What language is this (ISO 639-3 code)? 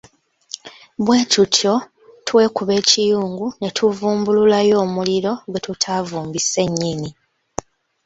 lug